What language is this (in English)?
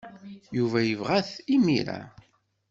Kabyle